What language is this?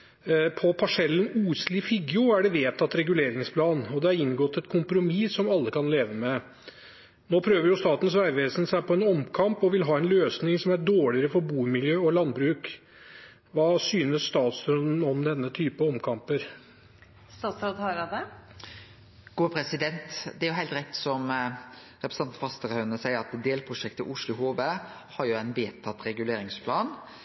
Norwegian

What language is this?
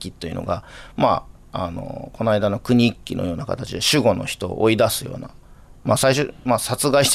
Japanese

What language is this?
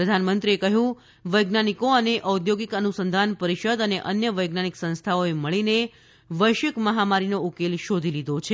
Gujarati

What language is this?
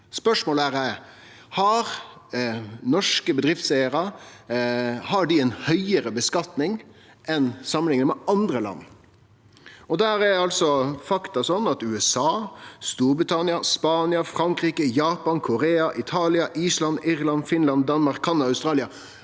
Norwegian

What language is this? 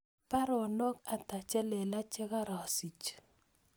Kalenjin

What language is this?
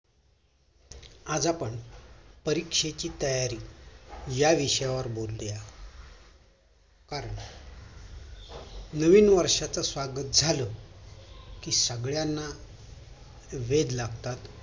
Marathi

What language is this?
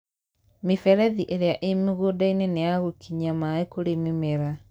Kikuyu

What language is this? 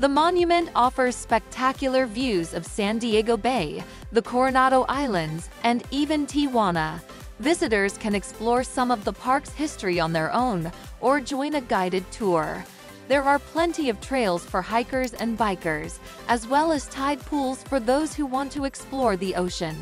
English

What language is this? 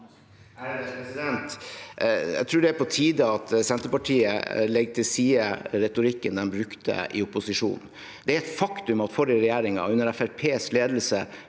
Norwegian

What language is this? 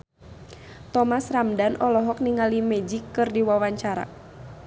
Sundanese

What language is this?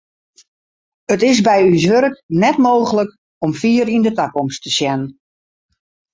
Western Frisian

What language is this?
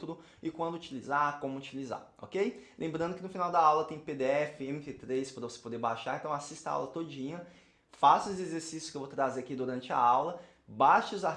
Portuguese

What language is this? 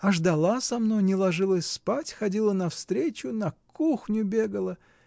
Russian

